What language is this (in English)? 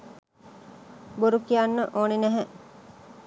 Sinhala